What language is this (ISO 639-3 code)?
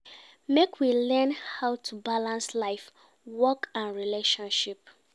pcm